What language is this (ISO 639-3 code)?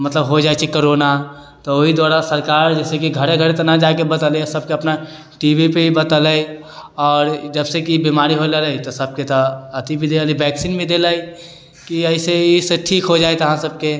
mai